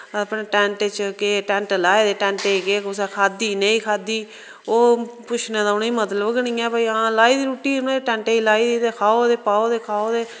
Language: Dogri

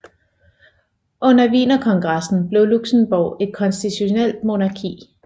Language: Danish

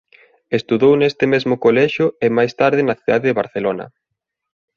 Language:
Galician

